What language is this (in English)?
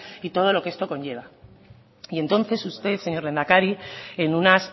Spanish